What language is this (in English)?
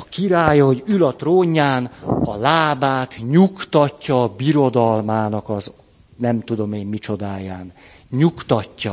Hungarian